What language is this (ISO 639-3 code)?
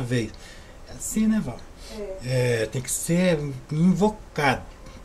por